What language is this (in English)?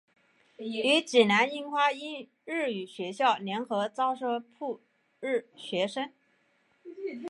Chinese